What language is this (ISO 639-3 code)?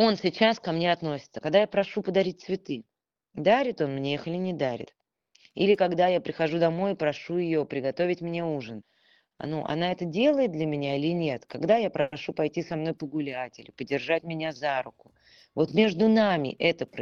rus